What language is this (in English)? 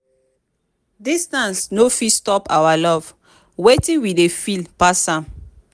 Nigerian Pidgin